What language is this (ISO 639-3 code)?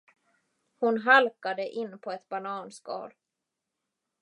swe